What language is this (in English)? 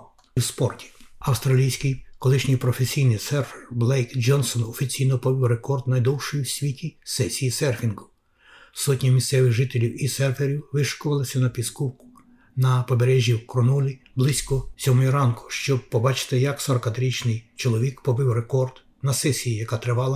Ukrainian